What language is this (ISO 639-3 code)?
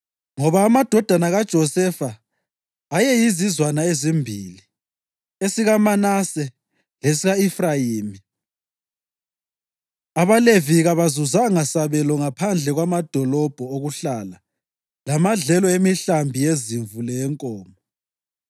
nde